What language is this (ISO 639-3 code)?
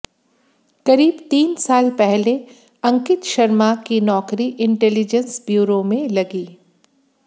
hin